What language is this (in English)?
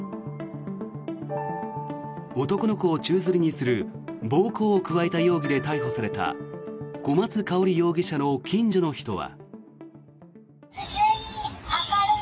Japanese